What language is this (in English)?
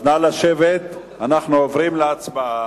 Hebrew